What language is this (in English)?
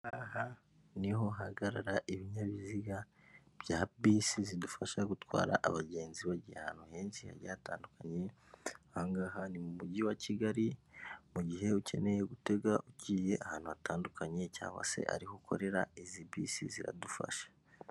Kinyarwanda